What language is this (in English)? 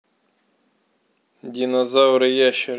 Russian